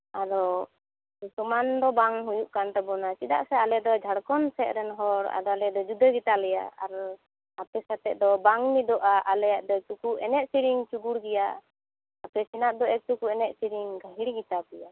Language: Santali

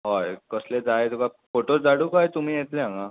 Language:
Konkani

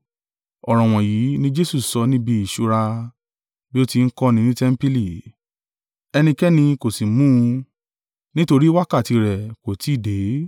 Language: Yoruba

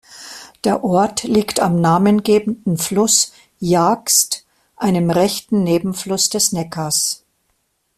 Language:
German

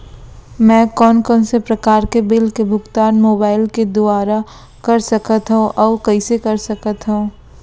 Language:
Chhattisgarhi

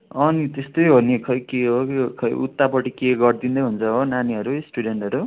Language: Nepali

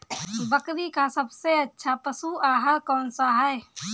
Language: Hindi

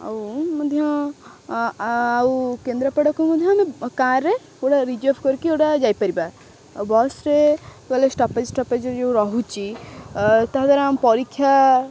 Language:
Odia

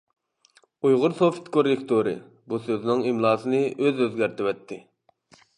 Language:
Uyghur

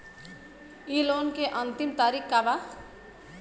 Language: Bhojpuri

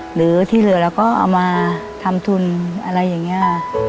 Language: Thai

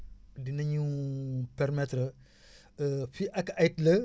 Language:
Wolof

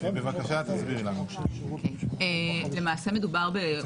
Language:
Hebrew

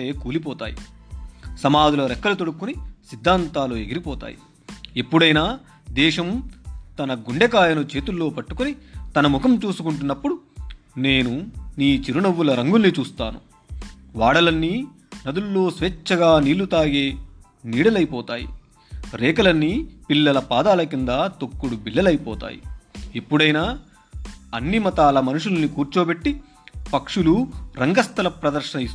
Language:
Telugu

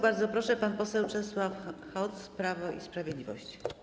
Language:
Polish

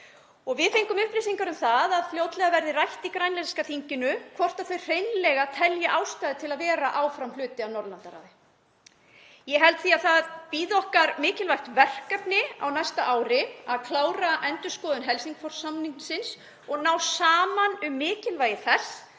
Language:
Icelandic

